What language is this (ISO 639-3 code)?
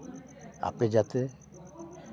sat